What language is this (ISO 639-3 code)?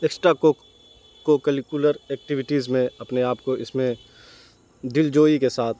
urd